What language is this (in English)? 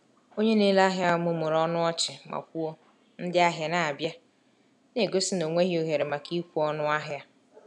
Igbo